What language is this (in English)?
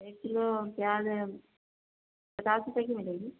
Urdu